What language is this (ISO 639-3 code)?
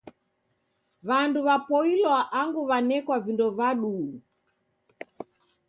dav